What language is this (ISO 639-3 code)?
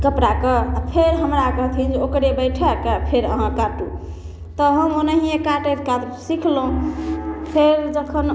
mai